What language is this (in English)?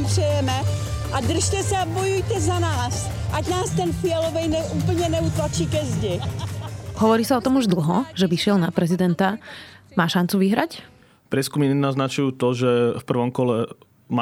Slovak